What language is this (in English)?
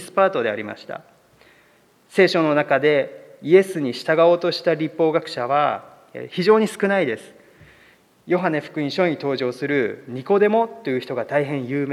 Japanese